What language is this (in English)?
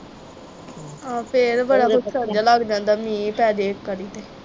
Punjabi